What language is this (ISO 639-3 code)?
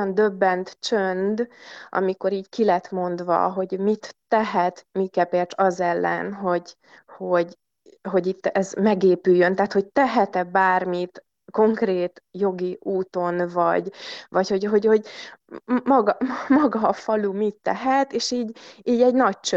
hun